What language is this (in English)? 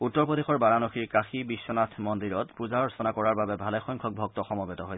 Assamese